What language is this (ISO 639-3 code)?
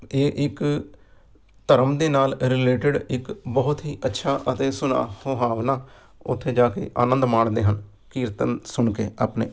pan